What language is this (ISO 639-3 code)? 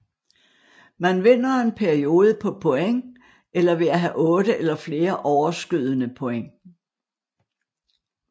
dan